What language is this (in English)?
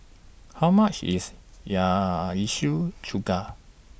English